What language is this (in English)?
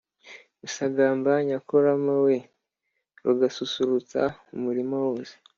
Kinyarwanda